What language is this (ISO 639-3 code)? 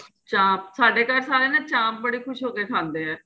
pan